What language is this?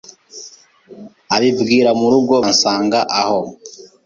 Kinyarwanda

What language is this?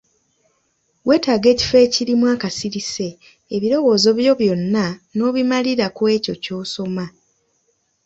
Ganda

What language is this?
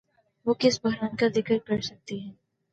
Urdu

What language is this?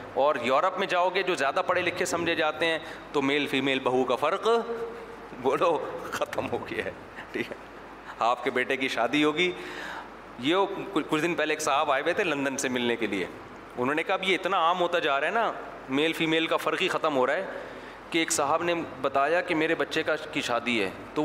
Urdu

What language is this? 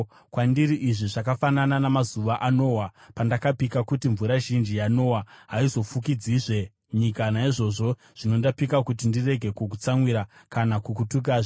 Shona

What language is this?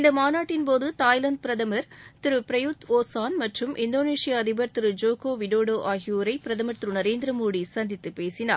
Tamil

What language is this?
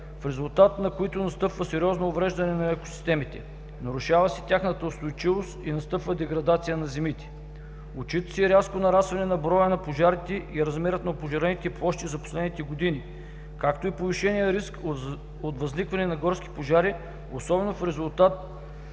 Bulgarian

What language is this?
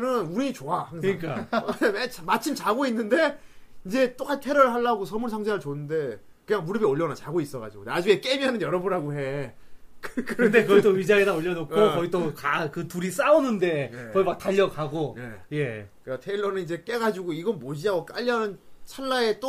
Korean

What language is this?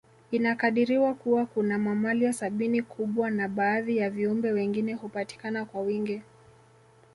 Swahili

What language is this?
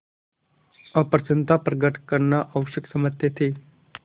Hindi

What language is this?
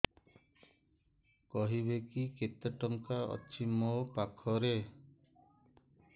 Odia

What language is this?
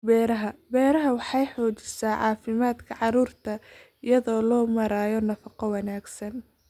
Somali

